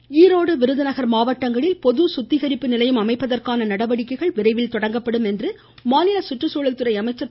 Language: Tamil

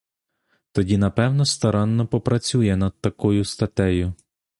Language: Ukrainian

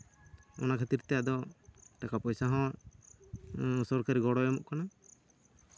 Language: Santali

